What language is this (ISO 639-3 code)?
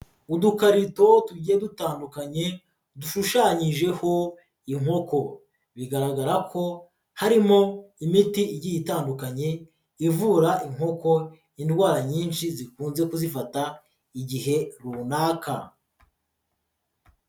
kin